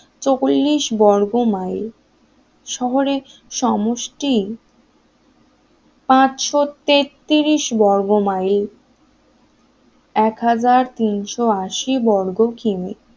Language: Bangla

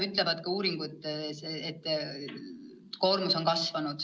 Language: Estonian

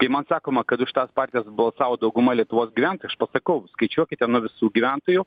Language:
Lithuanian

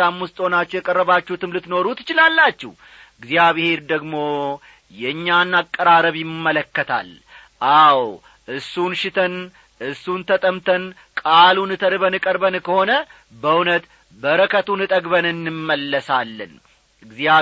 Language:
Amharic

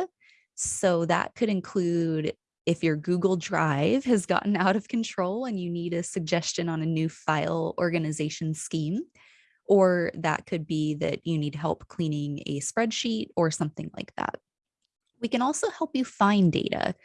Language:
English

